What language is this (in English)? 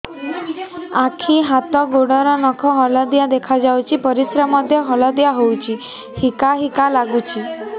Odia